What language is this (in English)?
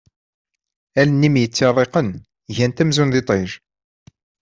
Kabyle